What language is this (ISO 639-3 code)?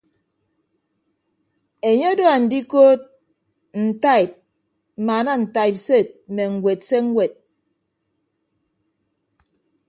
ibb